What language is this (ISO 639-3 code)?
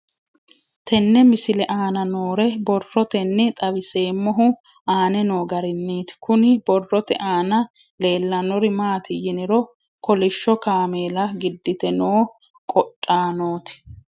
sid